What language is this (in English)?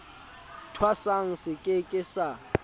Southern Sotho